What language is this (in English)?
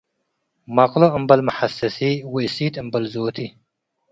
Tigre